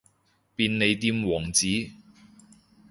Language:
Cantonese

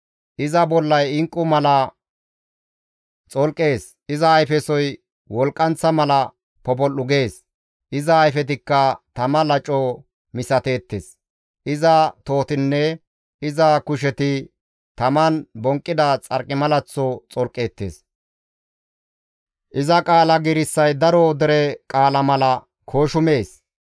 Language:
Gamo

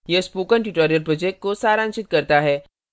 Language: Hindi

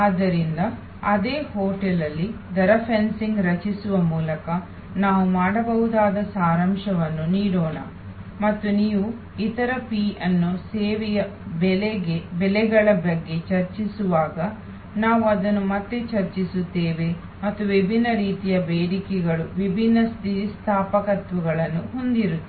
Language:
Kannada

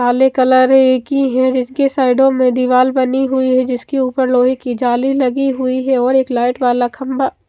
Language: Hindi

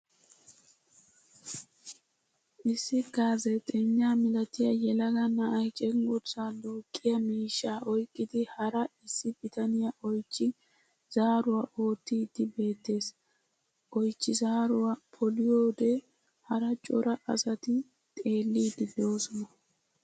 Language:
Wolaytta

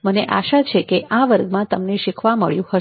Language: Gujarati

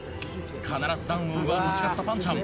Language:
Japanese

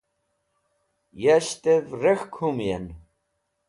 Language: Wakhi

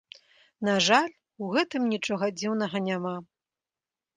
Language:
Belarusian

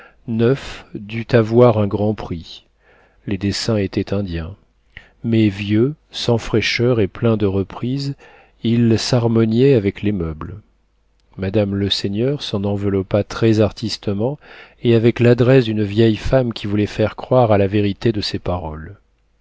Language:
French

